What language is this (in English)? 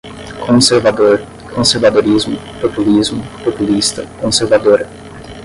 Portuguese